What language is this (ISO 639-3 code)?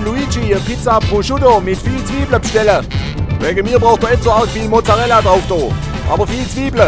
deu